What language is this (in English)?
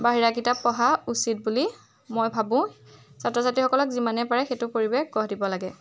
Assamese